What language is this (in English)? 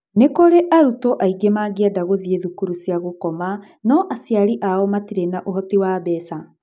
Kikuyu